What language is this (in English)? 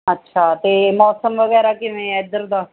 Punjabi